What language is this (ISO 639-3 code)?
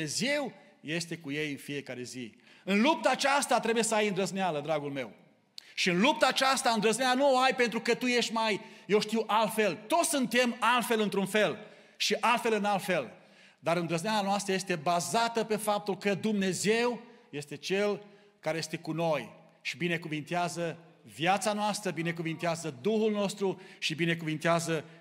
ron